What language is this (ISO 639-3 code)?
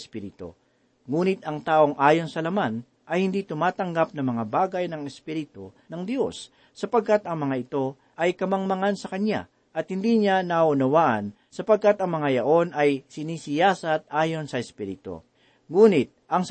fil